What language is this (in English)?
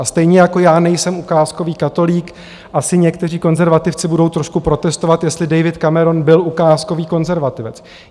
Czech